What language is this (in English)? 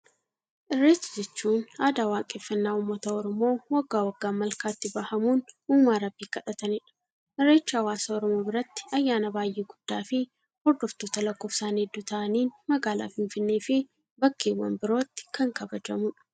Oromo